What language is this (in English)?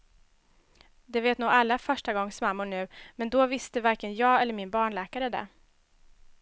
Swedish